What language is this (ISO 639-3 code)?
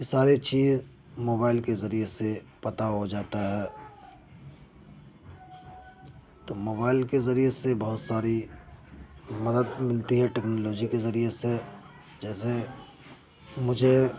urd